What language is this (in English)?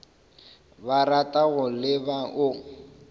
Northern Sotho